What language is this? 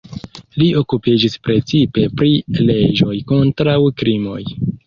Esperanto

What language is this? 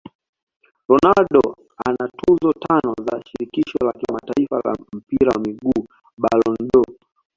Swahili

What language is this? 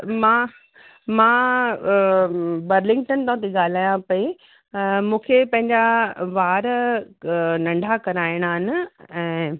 Sindhi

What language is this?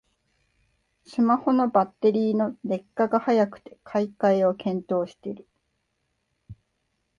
Japanese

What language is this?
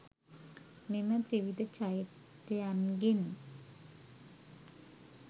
Sinhala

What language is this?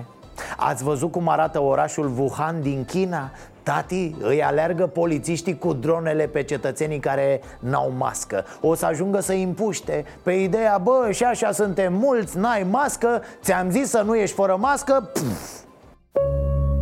Romanian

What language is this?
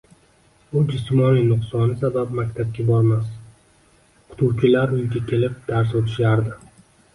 Uzbek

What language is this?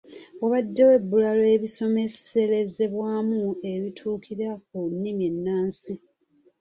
Ganda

